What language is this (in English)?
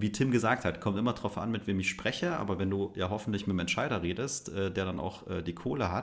German